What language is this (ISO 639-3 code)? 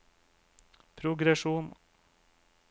nor